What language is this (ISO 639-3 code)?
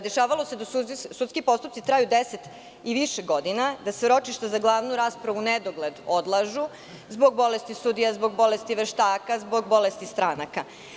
srp